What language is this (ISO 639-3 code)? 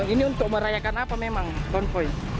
ind